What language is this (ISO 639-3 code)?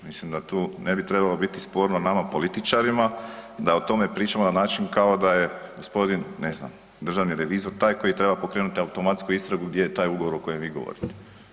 hrv